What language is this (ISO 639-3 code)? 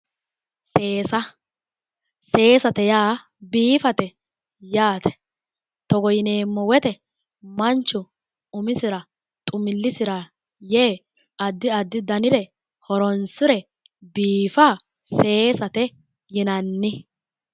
sid